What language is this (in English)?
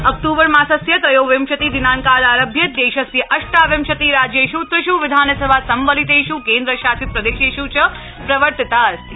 Sanskrit